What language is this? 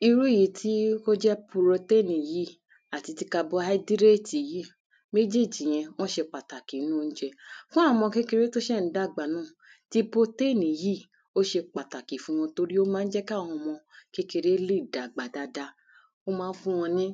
Yoruba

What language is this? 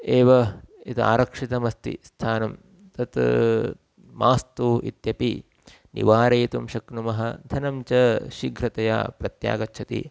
Sanskrit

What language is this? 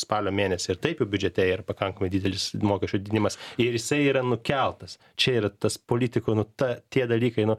Lithuanian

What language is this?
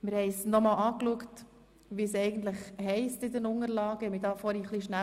Swiss German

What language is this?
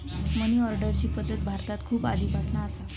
Marathi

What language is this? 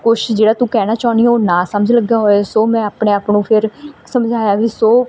Punjabi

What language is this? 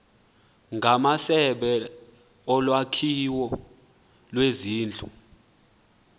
Xhosa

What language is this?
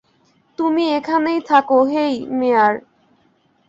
Bangla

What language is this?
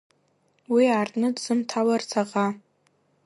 Abkhazian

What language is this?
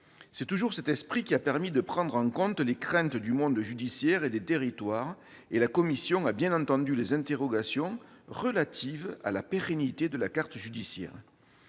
French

